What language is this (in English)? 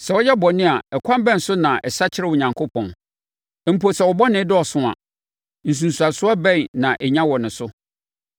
Akan